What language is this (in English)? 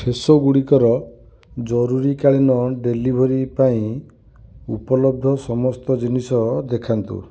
Odia